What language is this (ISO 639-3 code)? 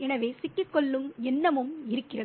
tam